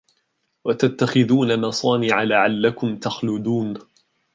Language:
Arabic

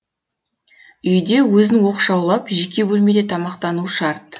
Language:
Kazakh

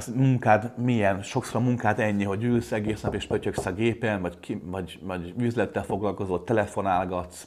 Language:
Hungarian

